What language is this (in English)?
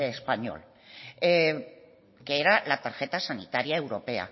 Spanish